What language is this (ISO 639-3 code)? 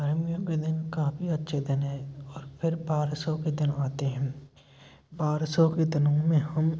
hin